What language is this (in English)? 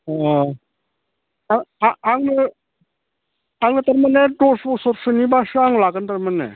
Bodo